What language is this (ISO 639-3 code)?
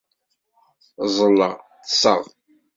kab